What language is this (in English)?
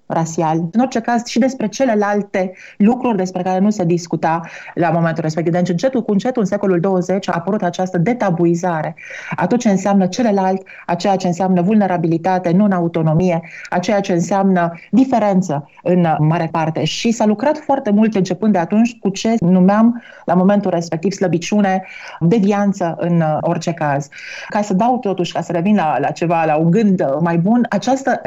Romanian